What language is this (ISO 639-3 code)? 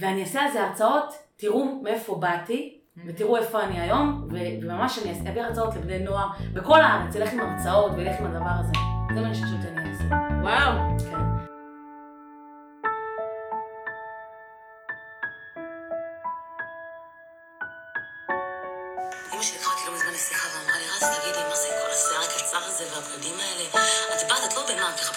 heb